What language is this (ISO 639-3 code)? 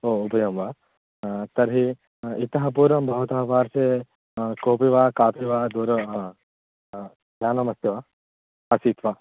san